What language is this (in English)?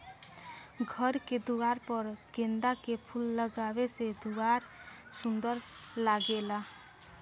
Bhojpuri